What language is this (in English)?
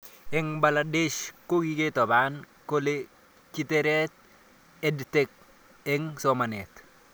Kalenjin